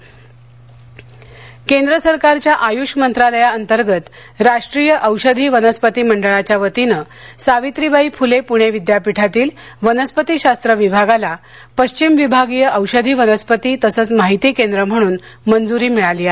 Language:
Marathi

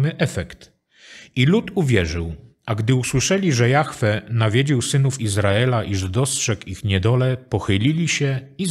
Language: Polish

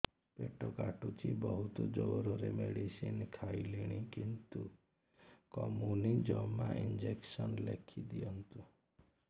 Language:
Odia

